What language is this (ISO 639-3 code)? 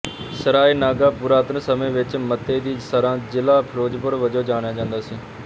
pan